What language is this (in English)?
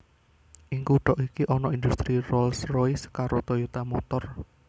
Javanese